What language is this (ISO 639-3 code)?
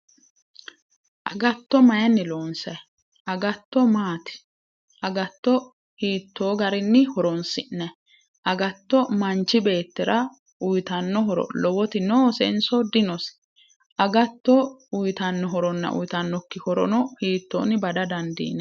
sid